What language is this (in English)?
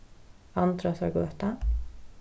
Faroese